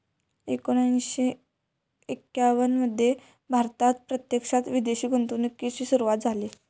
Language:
Marathi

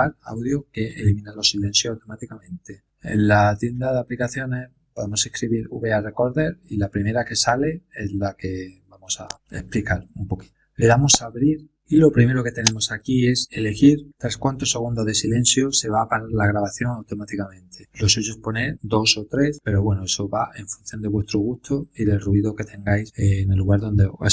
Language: Spanish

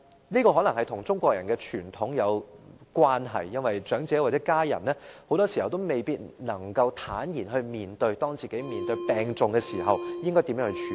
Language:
Cantonese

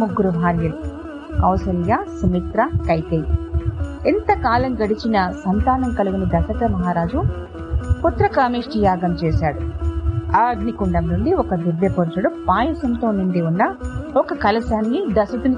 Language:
Telugu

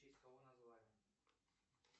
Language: Russian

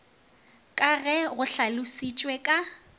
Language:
Northern Sotho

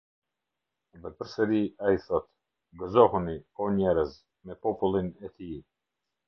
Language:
Albanian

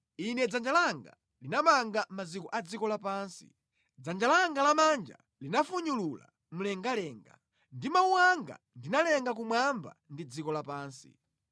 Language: Nyanja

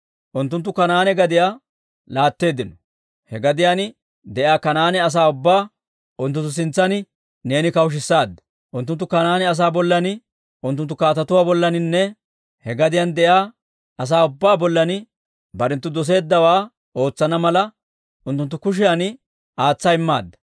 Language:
Dawro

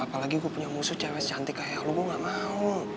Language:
Indonesian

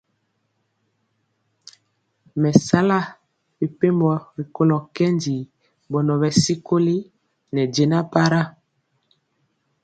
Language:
Mpiemo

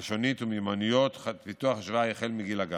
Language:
Hebrew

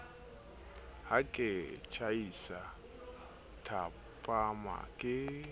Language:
Southern Sotho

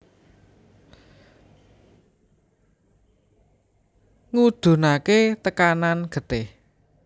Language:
Javanese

